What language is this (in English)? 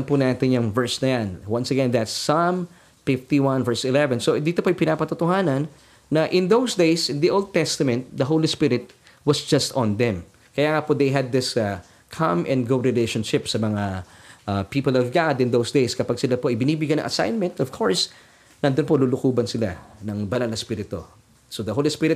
Filipino